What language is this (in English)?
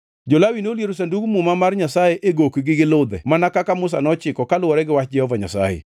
Luo (Kenya and Tanzania)